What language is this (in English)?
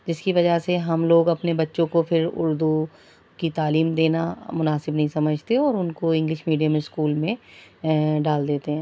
Urdu